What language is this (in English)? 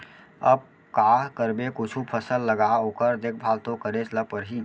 Chhattisgarhi